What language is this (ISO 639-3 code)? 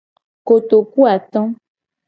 gej